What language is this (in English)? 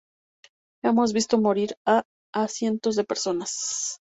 Spanish